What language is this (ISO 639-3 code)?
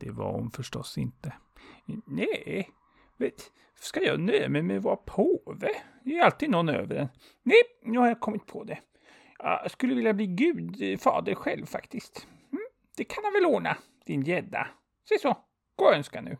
swe